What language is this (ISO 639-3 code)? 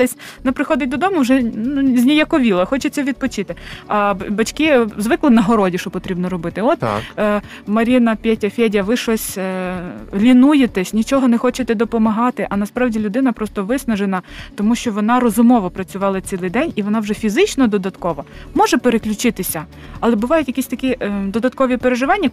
ukr